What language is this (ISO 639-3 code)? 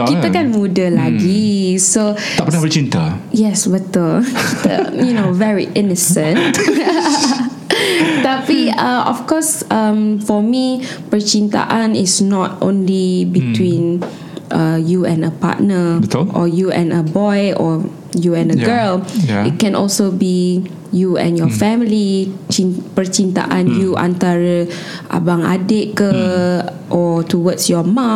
msa